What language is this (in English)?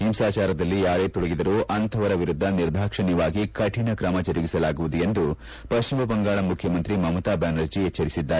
Kannada